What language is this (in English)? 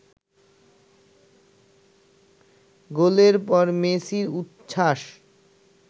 Bangla